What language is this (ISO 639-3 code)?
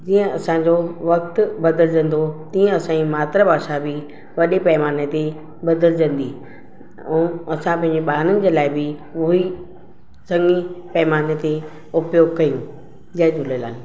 snd